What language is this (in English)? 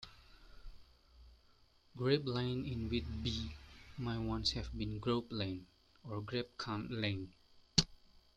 English